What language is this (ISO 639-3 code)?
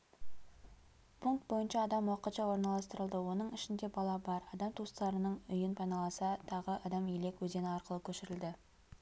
kaz